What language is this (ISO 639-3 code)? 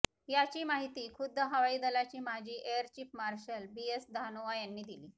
mar